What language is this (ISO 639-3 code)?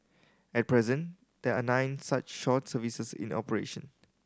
eng